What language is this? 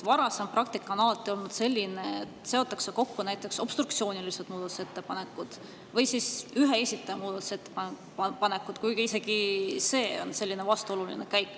Estonian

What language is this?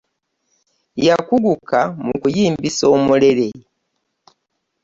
Ganda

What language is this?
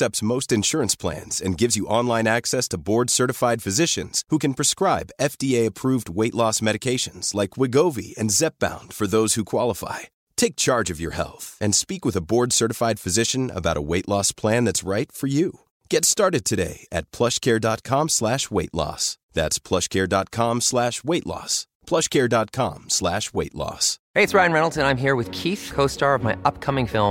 Swedish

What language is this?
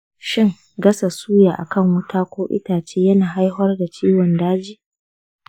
Hausa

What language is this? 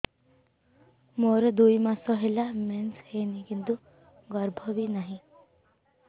Odia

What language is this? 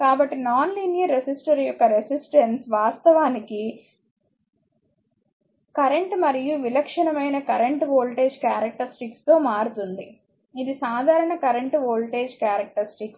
Telugu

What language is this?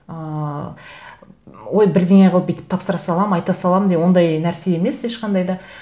Kazakh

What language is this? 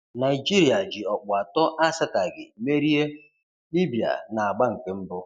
Igbo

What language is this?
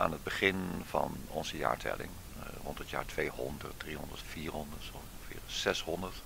Dutch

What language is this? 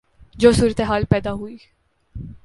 Urdu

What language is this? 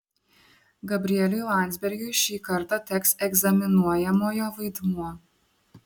Lithuanian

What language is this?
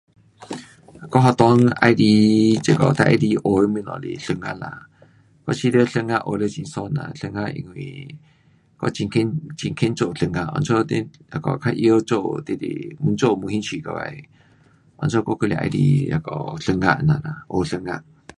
Pu-Xian Chinese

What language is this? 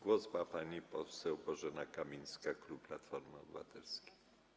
Polish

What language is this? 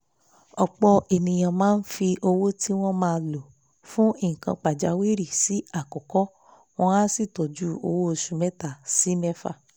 Yoruba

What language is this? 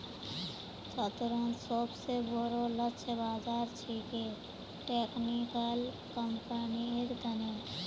Magahi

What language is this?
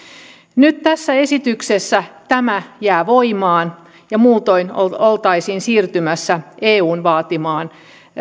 Finnish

